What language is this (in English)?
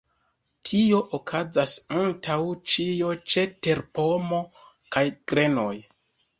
Esperanto